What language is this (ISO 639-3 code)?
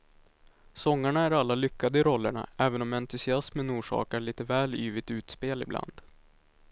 swe